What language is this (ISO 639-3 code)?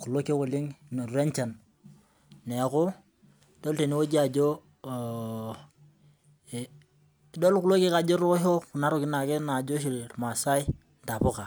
mas